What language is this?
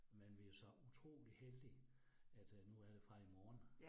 Danish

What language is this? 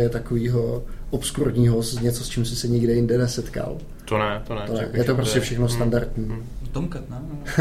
Czech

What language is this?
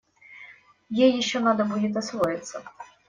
Russian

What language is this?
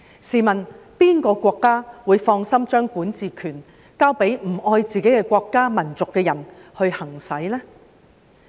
Cantonese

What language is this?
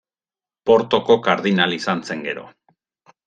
Basque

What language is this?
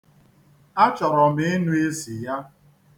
Igbo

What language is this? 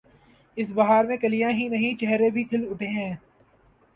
Urdu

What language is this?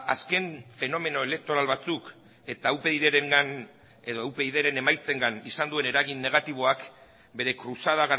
Basque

